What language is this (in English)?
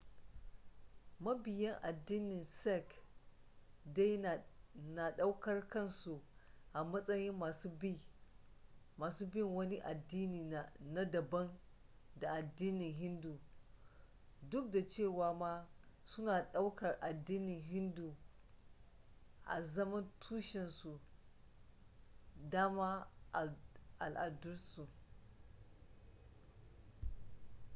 Hausa